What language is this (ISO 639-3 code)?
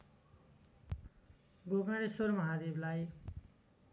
nep